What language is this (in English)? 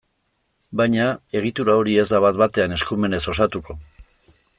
Basque